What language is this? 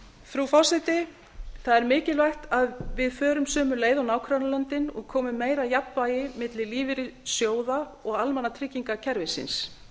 Icelandic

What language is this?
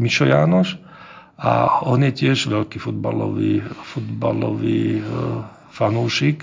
Czech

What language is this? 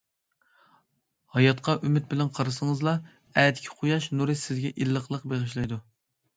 Uyghur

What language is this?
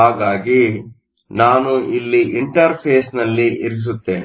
Kannada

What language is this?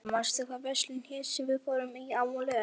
Icelandic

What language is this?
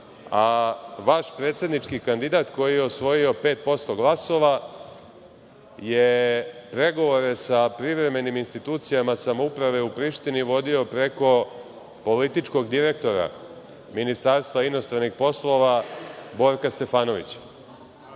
Serbian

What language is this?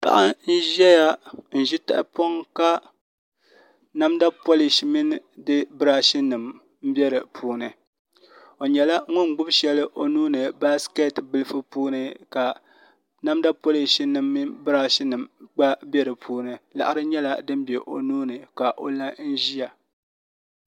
Dagbani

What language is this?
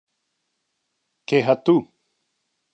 Interlingua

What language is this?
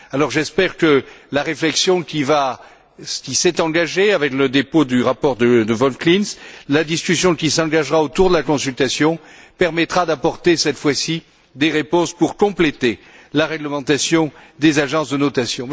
French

